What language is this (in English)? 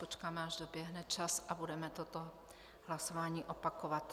Czech